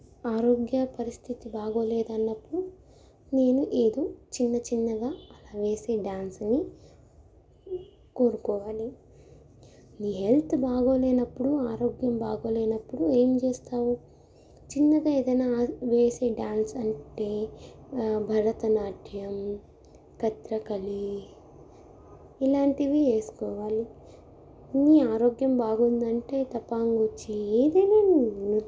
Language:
Telugu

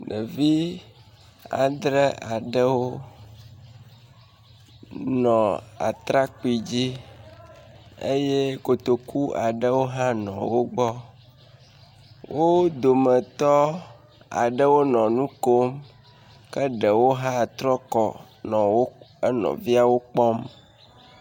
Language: Ewe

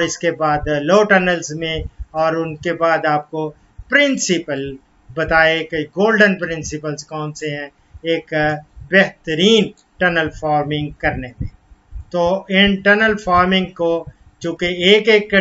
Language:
Turkish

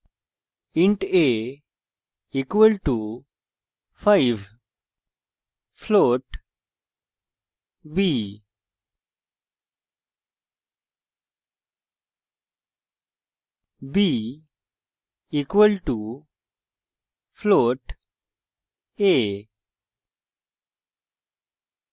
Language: Bangla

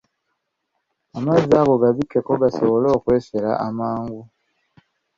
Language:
Ganda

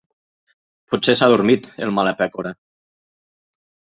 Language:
Catalan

